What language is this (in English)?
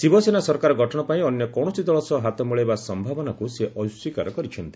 Odia